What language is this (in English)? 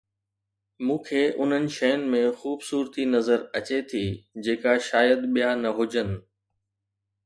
Sindhi